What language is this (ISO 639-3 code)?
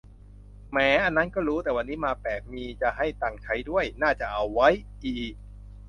tha